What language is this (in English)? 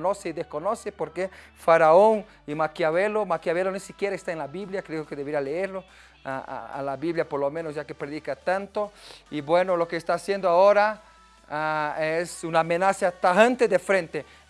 Spanish